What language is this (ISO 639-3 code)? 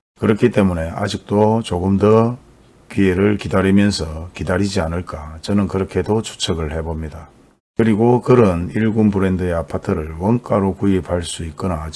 kor